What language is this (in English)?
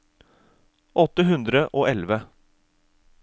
Norwegian